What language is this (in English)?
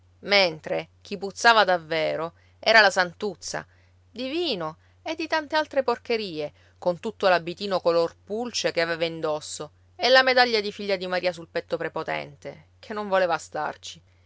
Italian